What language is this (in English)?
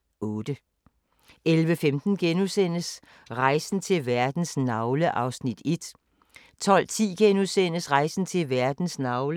Danish